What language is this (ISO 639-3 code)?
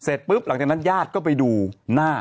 tha